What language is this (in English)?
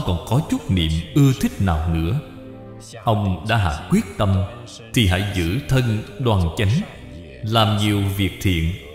Vietnamese